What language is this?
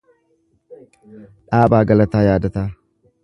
Oromo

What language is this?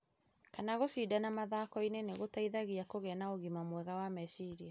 Kikuyu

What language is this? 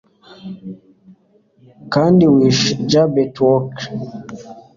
Kinyarwanda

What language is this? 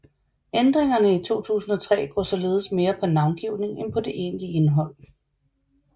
Danish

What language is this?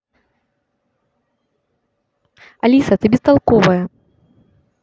Russian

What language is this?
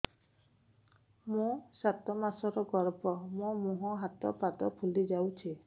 Odia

